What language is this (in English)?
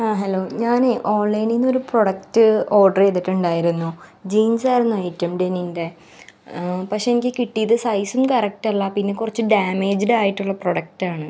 Malayalam